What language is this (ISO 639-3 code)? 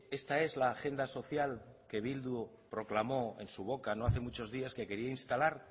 spa